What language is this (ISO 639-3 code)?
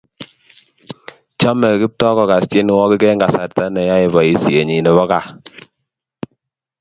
kln